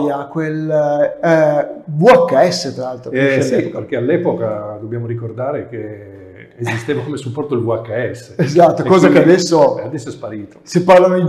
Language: Italian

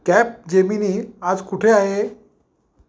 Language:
Marathi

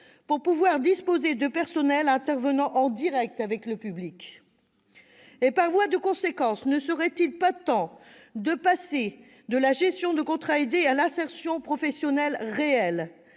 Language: French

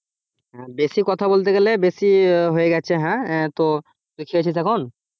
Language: Bangla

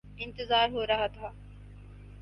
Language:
Urdu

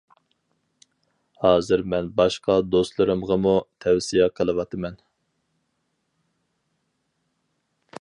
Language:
Uyghur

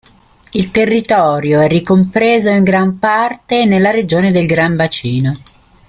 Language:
Italian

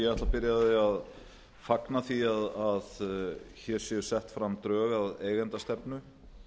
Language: Icelandic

